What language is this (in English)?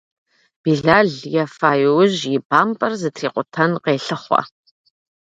Kabardian